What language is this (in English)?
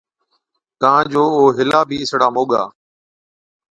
Od